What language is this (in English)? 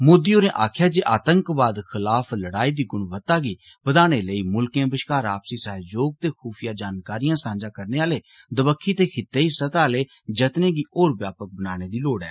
Dogri